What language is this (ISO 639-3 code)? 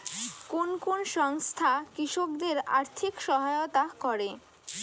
ben